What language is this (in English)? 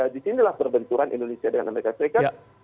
Indonesian